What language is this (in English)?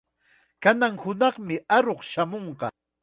Chiquián Ancash Quechua